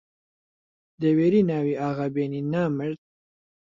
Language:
Central Kurdish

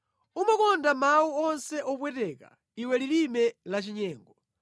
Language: Nyanja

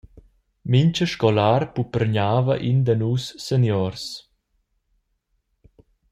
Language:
Romansh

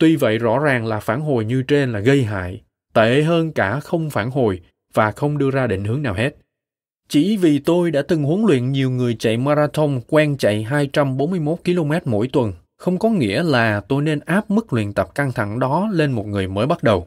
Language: Vietnamese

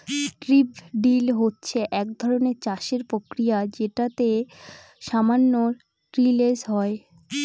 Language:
Bangla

